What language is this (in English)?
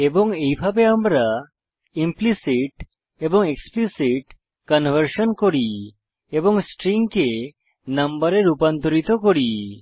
Bangla